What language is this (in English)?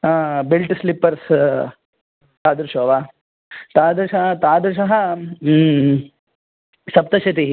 Sanskrit